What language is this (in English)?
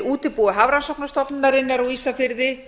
Icelandic